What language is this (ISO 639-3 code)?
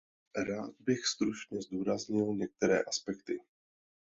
ces